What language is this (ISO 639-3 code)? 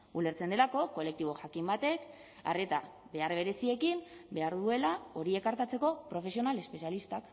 eus